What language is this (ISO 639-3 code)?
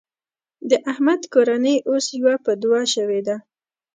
pus